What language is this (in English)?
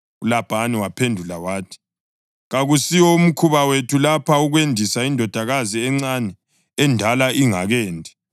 North Ndebele